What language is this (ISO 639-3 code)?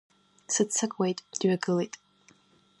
abk